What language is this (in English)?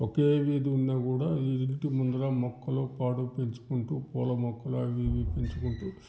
Telugu